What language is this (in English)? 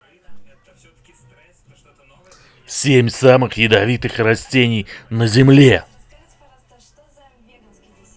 Russian